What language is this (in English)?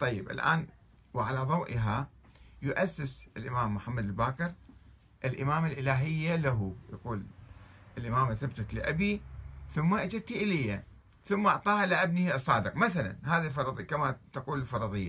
Arabic